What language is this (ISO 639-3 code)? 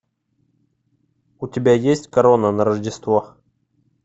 rus